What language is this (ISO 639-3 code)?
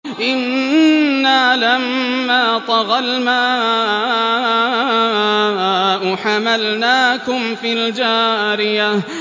ara